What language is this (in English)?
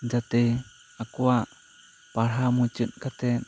Santali